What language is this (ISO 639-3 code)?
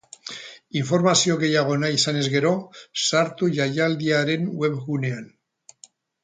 eus